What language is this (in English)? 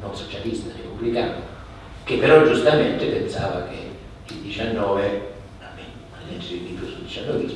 Italian